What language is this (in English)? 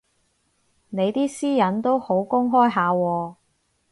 Cantonese